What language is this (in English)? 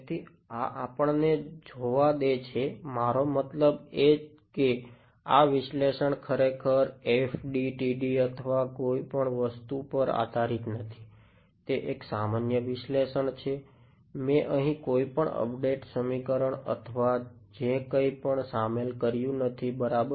Gujarati